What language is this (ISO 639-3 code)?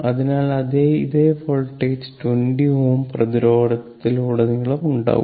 mal